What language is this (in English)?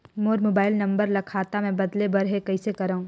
Chhattisgarhi